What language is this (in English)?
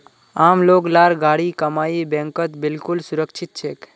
Magahi